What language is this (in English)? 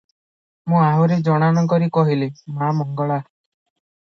Odia